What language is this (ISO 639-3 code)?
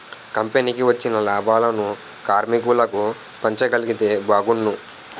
tel